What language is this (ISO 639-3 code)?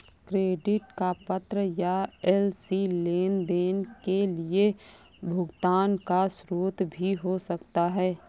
hin